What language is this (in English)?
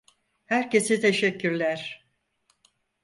Turkish